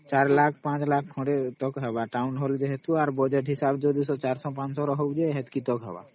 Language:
Odia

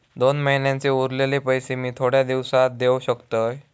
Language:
Marathi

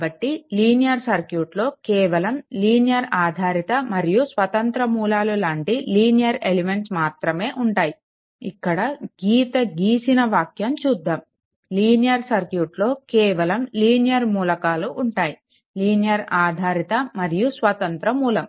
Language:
Telugu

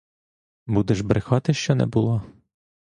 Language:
Ukrainian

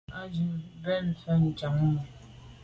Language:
Medumba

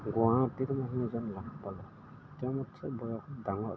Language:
Assamese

